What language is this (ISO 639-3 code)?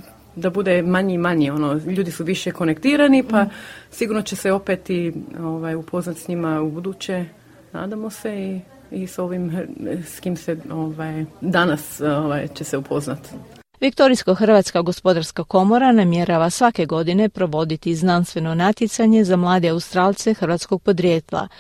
hrv